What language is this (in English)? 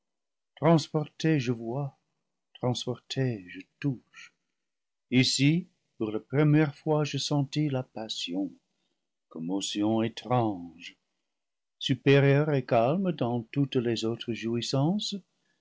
French